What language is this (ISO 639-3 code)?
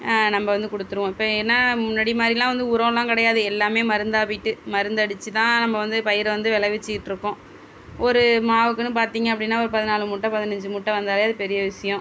tam